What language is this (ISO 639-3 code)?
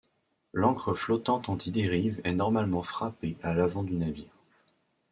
fra